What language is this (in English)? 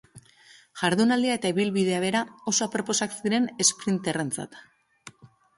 Basque